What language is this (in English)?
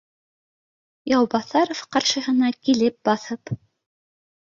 Bashkir